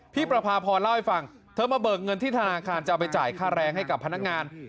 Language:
Thai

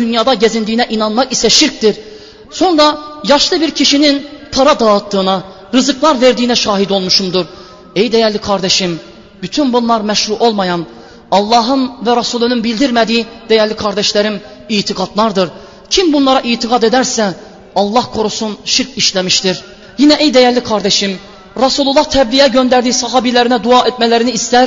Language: Turkish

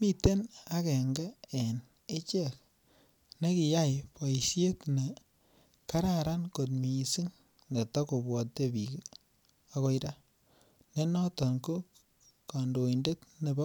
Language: Kalenjin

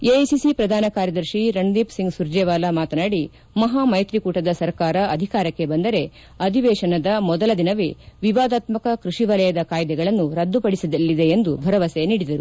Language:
Kannada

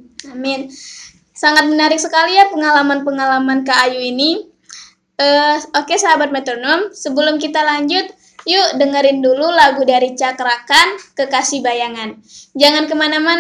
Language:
Indonesian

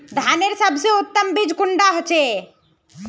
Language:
Magahi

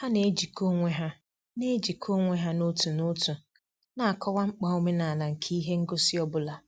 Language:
Igbo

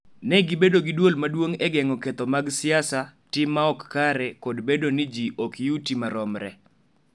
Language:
Luo (Kenya and Tanzania)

